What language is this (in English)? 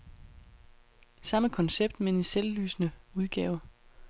Danish